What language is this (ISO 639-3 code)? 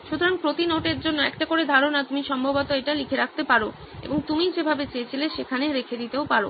ben